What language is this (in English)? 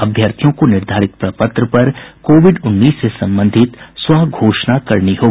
Hindi